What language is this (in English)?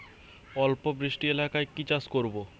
Bangla